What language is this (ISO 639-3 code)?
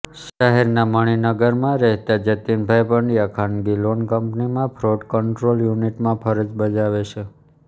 guj